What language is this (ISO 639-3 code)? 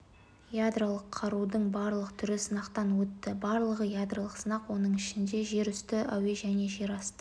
kaz